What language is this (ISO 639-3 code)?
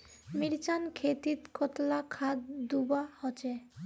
mag